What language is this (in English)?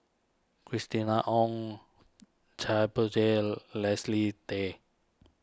English